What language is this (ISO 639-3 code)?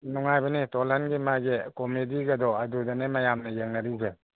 mni